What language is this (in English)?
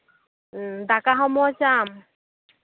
Santali